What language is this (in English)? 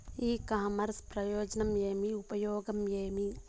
Telugu